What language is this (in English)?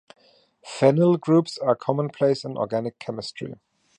English